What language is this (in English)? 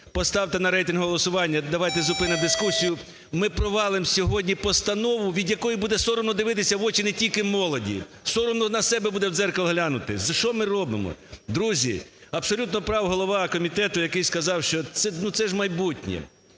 Ukrainian